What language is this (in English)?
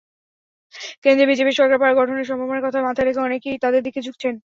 Bangla